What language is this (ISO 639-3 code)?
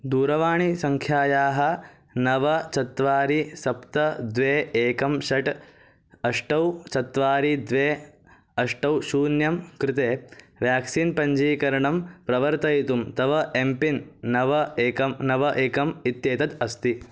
san